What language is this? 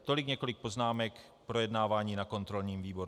Czech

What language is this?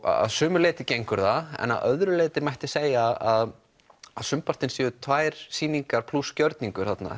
Icelandic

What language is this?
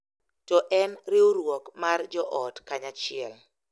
Luo (Kenya and Tanzania)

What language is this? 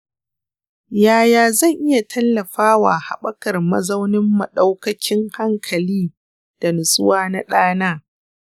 Hausa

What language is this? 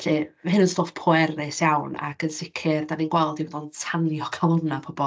Welsh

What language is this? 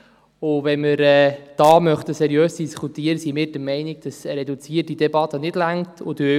Swiss German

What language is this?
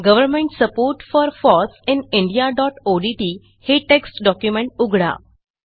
Marathi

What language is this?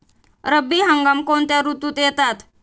Marathi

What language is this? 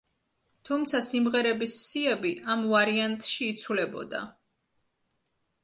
Georgian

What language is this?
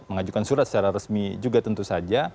Indonesian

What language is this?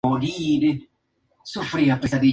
Spanish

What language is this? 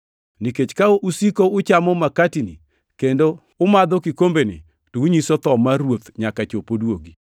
Luo (Kenya and Tanzania)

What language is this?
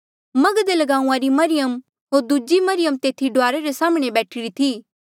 Mandeali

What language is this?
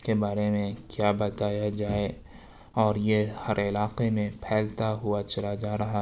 Urdu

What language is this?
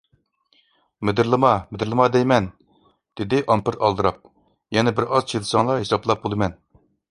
Uyghur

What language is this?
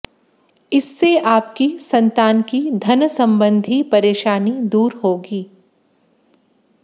Hindi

